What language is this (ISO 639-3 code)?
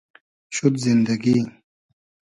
haz